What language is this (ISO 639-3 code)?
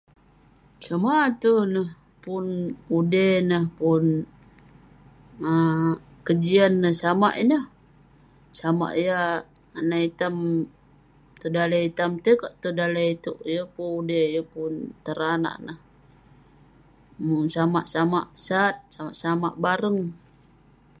pne